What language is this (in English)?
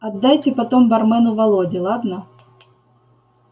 Russian